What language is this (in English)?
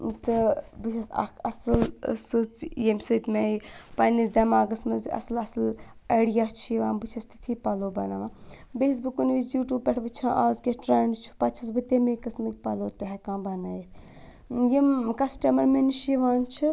Kashmiri